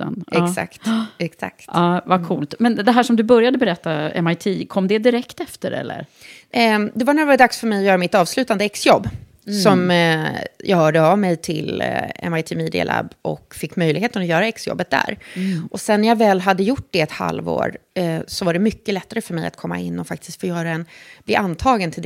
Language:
Swedish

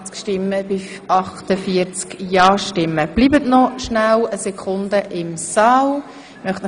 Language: Swiss German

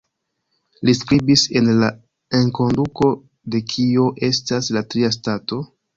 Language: Esperanto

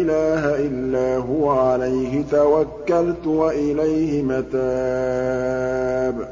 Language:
Arabic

